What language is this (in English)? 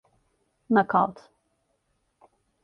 Turkish